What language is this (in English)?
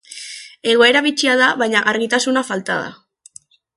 Basque